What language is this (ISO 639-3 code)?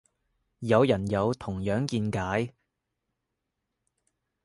yue